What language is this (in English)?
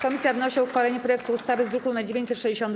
Polish